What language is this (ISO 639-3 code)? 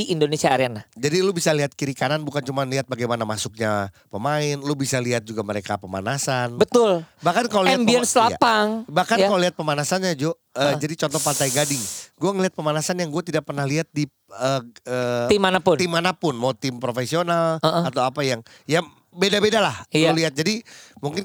ind